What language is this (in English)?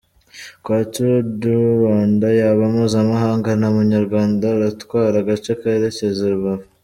Kinyarwanda